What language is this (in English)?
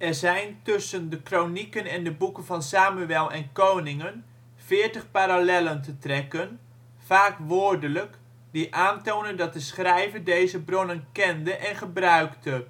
Dutch